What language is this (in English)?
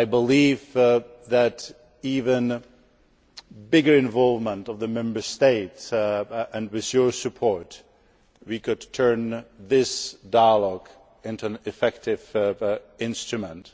English